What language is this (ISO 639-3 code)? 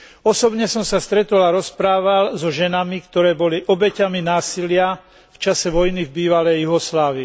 slk